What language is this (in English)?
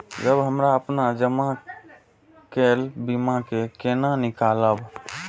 Maithili